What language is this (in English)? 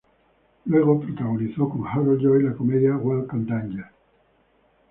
Spanish